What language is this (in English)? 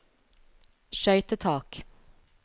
Norwegian